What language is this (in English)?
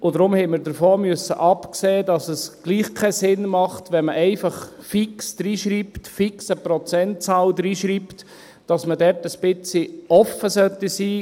Swiss German